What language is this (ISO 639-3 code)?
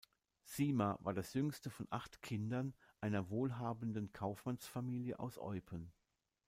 deu